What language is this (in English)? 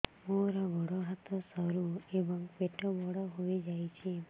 Odia